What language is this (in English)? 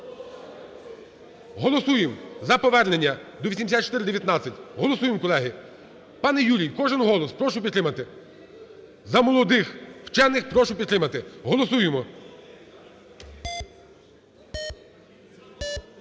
Ukrainian